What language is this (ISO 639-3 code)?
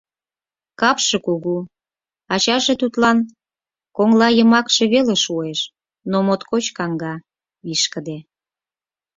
chm